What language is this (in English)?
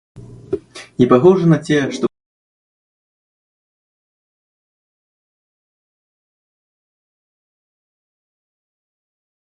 Russian